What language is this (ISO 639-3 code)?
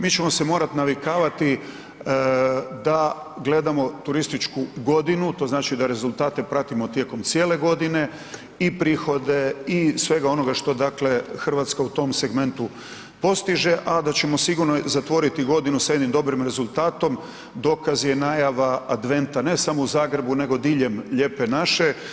hrv